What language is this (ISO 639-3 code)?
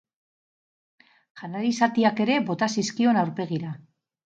eus